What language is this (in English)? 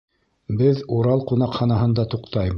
Bashkir